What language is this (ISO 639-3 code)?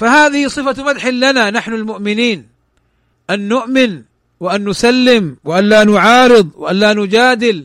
ara